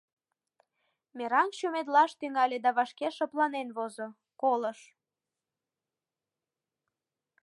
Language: Mari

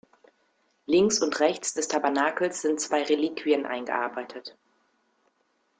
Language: German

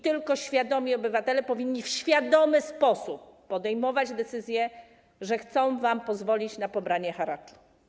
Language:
Polish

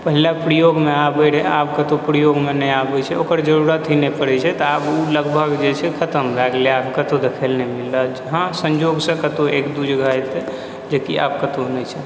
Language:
Maithili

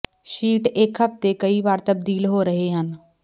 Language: Punjabi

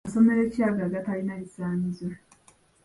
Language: Ganda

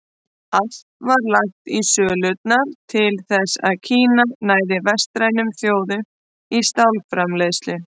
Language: Icelandic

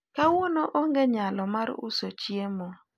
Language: Luo (Kenya and Tanzania)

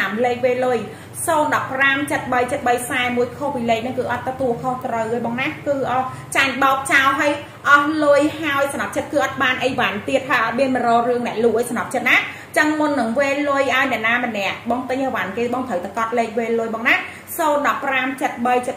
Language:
Vietnamese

